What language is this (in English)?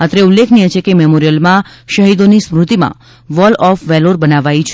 Gujarati